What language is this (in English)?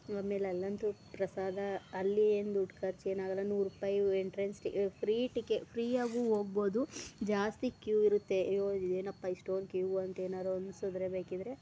Kannada